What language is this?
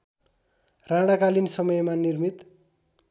Nepali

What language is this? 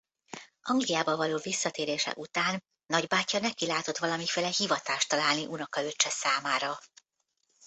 Hungarian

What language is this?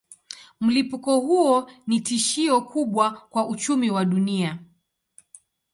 Swahili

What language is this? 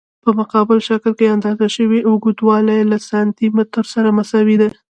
Pashto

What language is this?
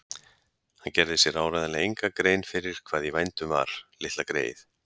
Icelandic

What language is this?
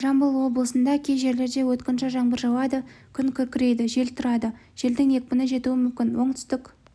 Kazakh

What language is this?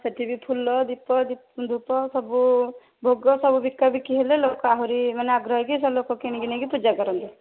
Odia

